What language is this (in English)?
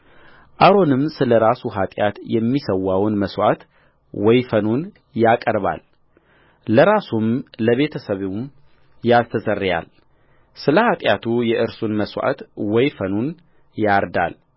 Amharic